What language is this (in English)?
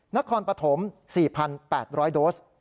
Thai